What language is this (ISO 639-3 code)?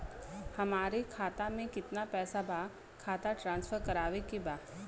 bho